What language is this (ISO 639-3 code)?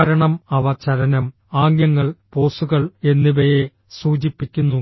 mal